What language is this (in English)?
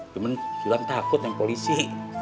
Indonesian